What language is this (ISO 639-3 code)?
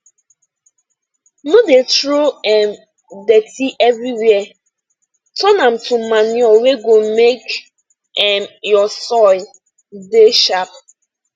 pcm